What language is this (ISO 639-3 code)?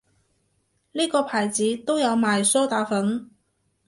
yue